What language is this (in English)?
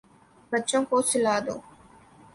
Urdu